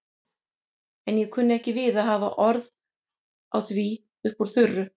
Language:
Icelandic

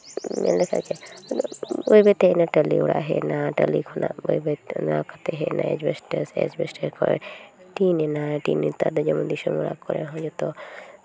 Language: Santali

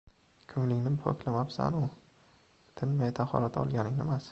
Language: Uzbek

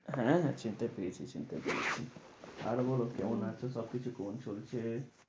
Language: Bangla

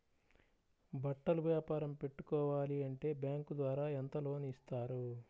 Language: Telugu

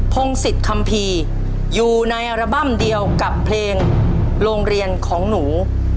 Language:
Thai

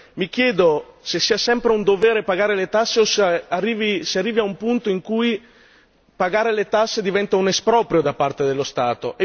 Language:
Italian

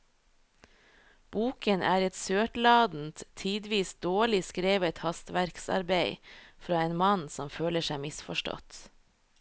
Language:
Norwegian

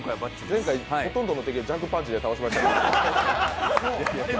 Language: Japanese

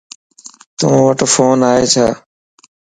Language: Lasi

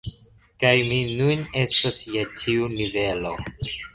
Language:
Esperanto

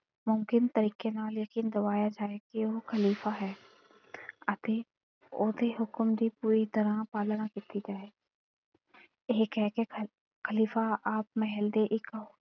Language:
Punjabi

